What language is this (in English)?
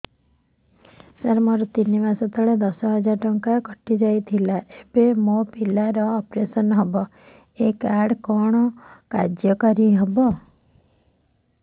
Odia